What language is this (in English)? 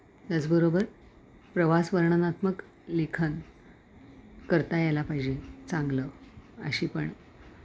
Marathi